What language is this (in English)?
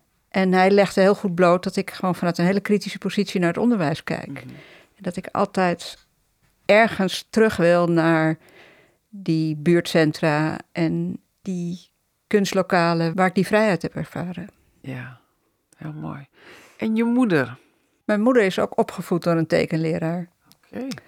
Dutch